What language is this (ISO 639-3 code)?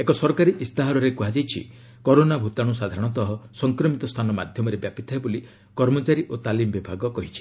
ori